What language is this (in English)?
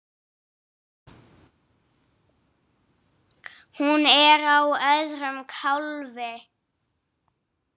Icelandic